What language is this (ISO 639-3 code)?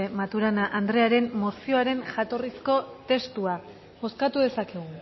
eus